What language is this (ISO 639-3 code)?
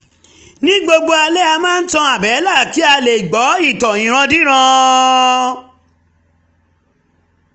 yor